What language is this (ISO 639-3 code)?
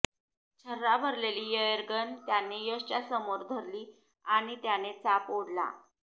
mar